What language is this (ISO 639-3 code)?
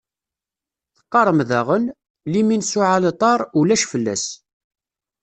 kab